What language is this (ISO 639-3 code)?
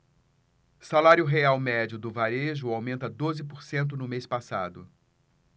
por